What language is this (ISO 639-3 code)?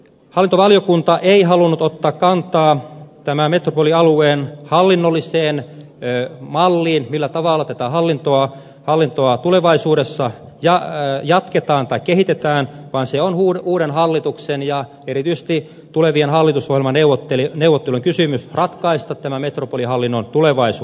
fin